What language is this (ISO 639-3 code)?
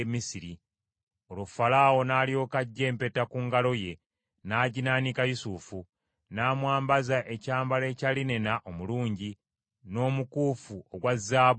lug